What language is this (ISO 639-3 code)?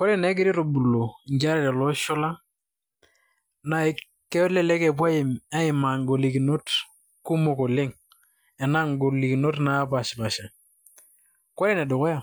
mas